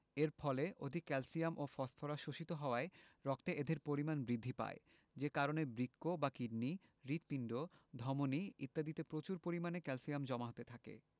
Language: Bangla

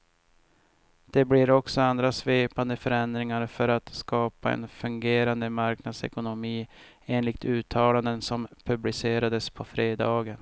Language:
Swedish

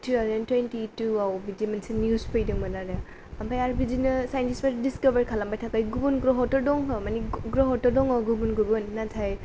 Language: Bodo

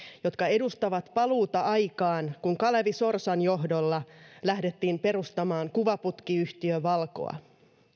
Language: Finnish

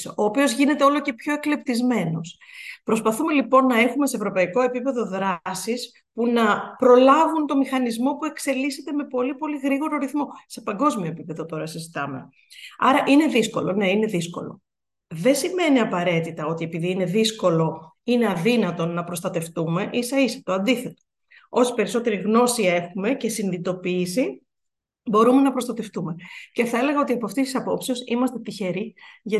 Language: Greek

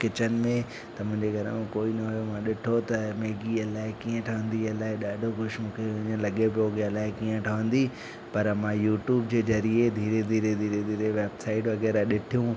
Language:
Sindhi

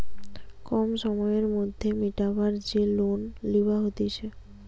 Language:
Bangla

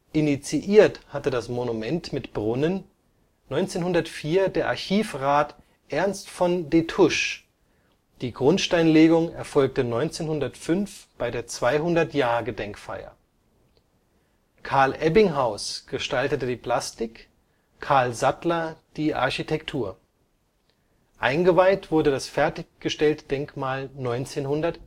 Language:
German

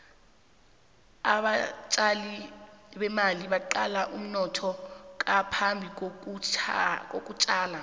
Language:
South Ndebele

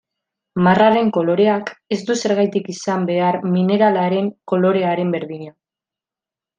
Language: Basque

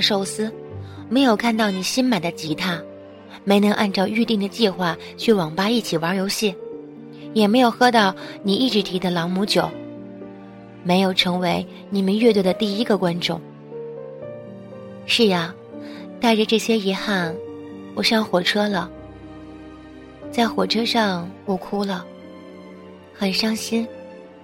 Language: Chinese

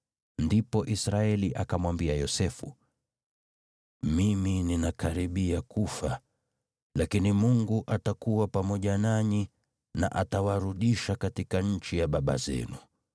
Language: Swahili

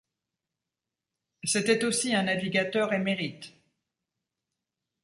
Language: French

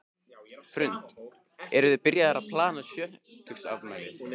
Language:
Icelandic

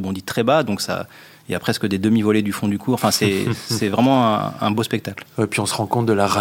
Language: French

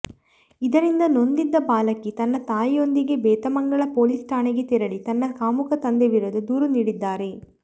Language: Kannada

